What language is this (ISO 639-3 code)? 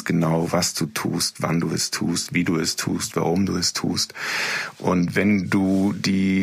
deu